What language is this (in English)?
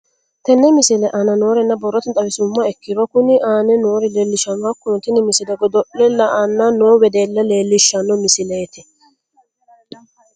Sidamo